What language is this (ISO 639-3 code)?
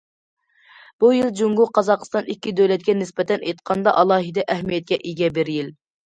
uig